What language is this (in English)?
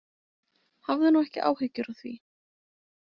Icelandic